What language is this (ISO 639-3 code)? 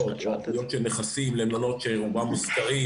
heb